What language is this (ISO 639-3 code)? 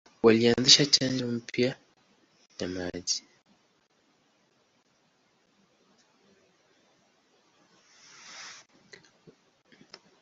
swa